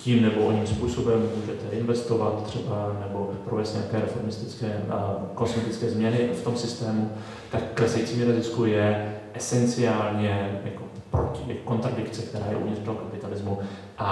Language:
Czech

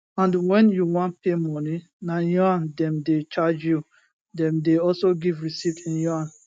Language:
Nigerian Pidgin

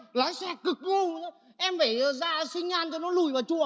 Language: Vietnamese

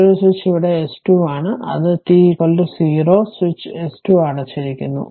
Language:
Malayalam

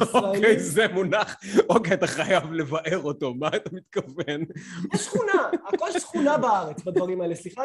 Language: Hebrew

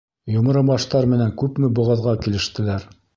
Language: Bashkir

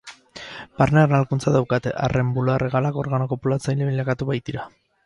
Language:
Basque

